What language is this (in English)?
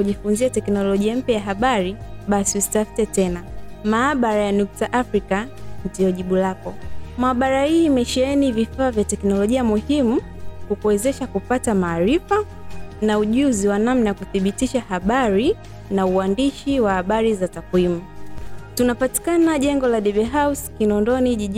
Swahili